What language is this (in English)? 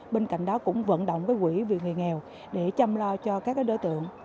Vietnamese